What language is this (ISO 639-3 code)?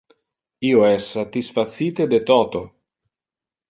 ina